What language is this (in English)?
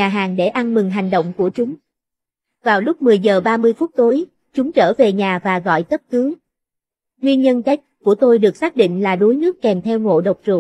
Vietnamese